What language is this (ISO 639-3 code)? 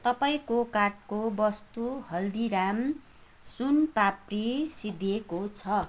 nep